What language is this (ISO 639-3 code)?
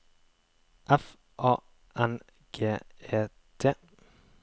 nor